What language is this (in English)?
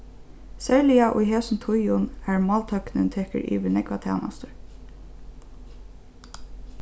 Faroese